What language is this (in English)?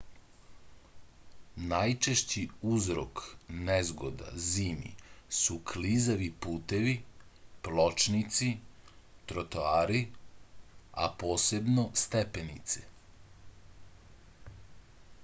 Serbian